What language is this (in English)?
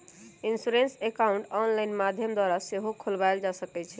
Magahi